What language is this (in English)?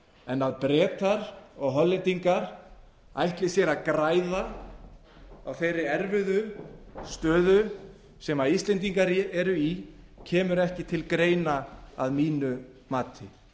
Icelandic